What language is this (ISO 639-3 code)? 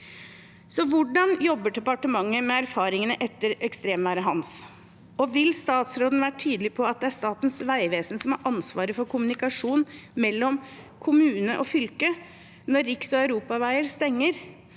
nor